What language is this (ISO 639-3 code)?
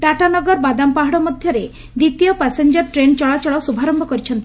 ori